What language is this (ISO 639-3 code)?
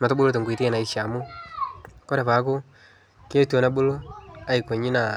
mas